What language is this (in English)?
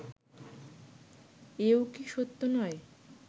Bangla